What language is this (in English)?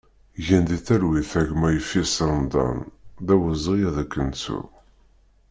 Kabyle